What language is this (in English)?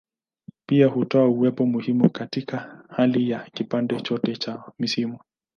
Swahili